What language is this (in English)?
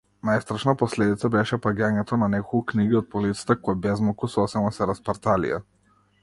Macedonian